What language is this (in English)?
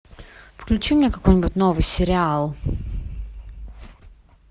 Russian